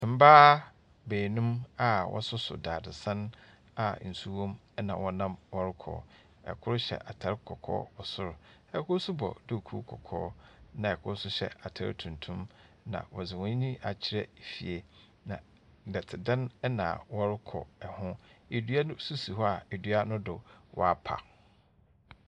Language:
Akan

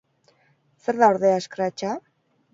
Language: Basque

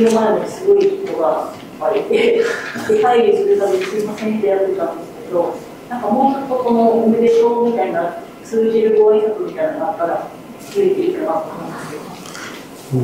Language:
Japanese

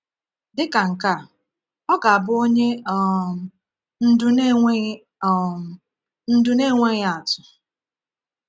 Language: Igbo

